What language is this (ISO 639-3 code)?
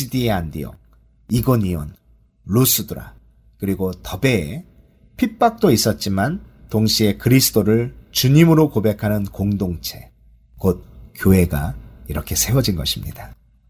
kor